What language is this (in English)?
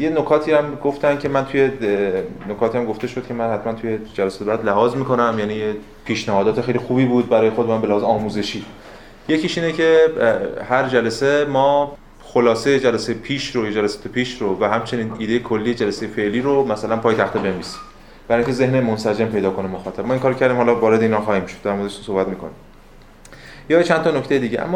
Persian